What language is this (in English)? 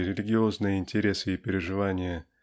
Russian